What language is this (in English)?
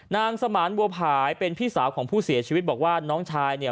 Thai